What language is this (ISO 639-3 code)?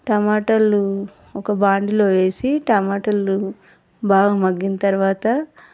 tel